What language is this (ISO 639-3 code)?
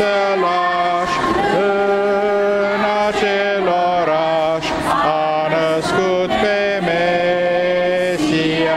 ron